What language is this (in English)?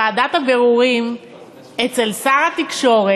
Hebrew